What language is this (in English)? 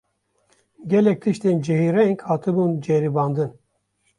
Kurdish